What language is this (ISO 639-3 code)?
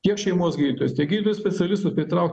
lit